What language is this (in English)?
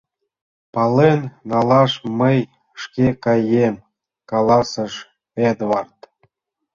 Mari